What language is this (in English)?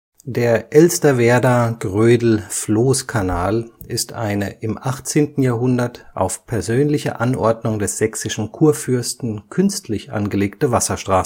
German